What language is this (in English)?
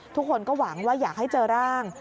Thai